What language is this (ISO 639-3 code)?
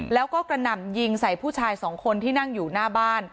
tha